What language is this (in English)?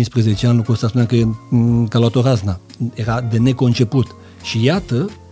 Romanian